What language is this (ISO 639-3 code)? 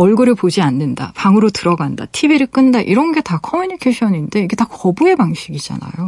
kor